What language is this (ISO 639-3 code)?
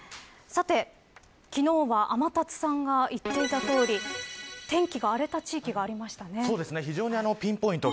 jpn